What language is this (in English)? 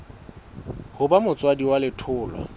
Southern Sotho